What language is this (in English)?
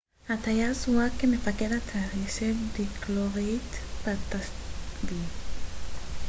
Hebrew